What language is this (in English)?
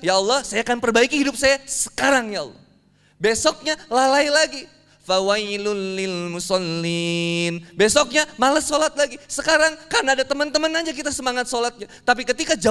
Indonesian